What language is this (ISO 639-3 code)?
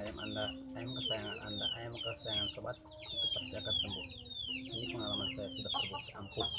ind